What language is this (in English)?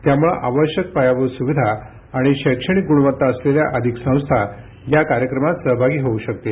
Marathi